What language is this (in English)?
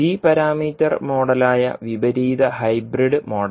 Malayalam